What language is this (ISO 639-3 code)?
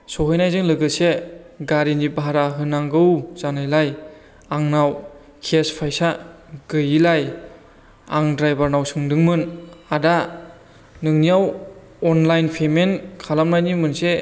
brx